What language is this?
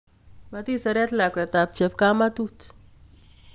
Kalenjin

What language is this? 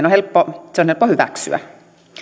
Finnish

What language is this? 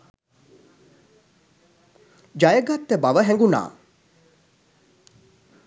Sinhala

